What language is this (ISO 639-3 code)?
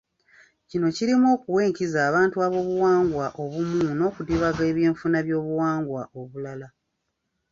lug